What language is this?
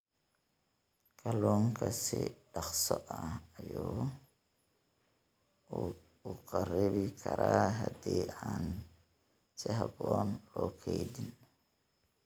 Somali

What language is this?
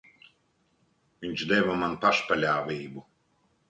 Latvian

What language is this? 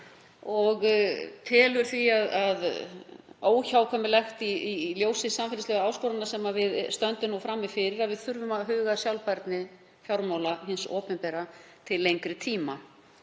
Icelandic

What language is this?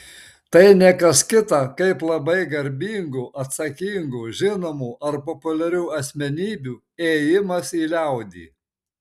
Lithuanian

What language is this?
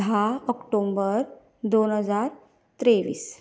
Konkani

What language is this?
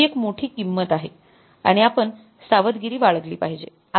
Marathi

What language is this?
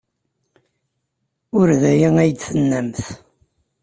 Kabyle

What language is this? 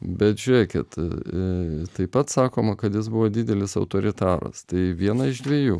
Lithuanian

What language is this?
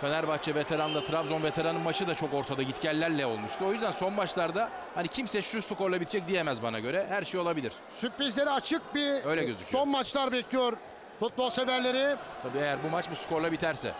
Turkish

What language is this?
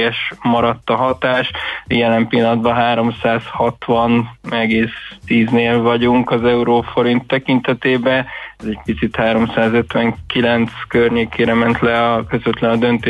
Hungarian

